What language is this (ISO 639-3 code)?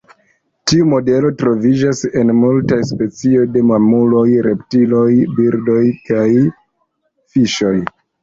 epo